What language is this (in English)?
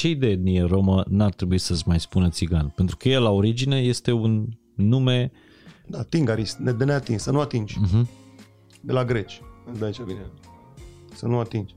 Romanian